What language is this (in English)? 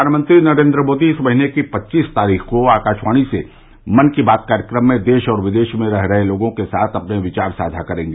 Hindi